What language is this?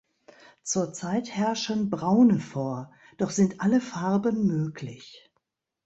German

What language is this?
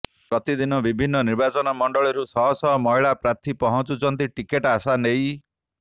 Odia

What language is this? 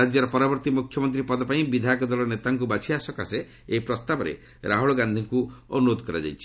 Odia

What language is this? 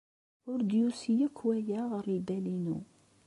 Kabyle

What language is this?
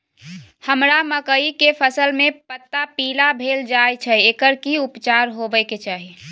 Maithili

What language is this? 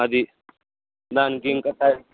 Telugu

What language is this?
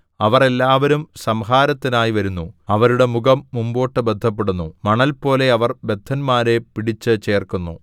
Malayalam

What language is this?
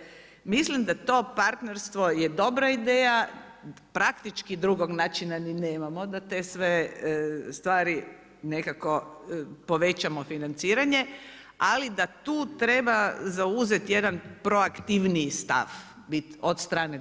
Croatian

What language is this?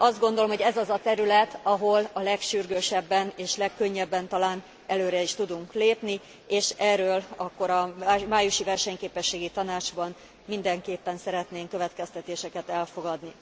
Hungarian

